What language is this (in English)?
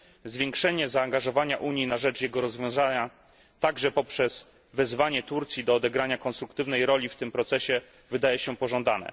Polish